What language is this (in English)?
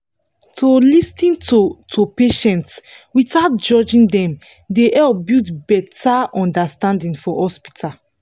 Nigerian Pidgin